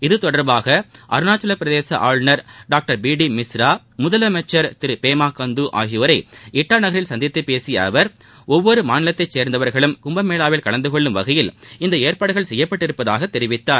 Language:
Tamil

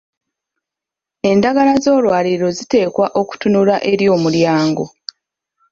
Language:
Ganda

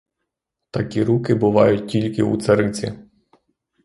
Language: Ukrainian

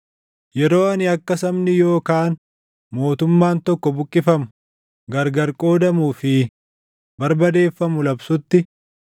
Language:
Oromo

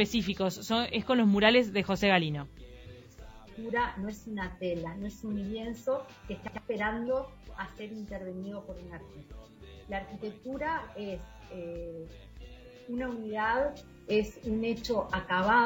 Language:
Spanish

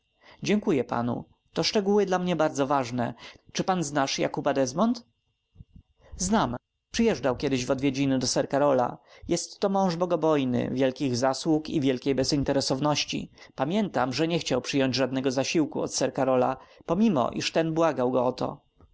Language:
Polish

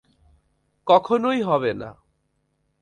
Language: Bangla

